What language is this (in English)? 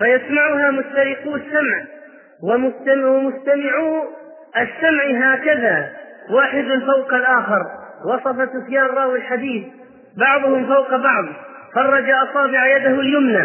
Arabic